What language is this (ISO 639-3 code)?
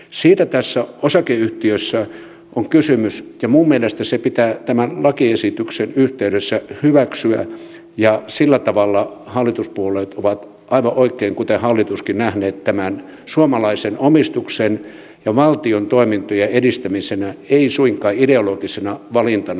fin